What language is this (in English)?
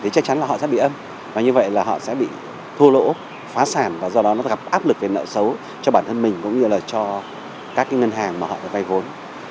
Vietnamese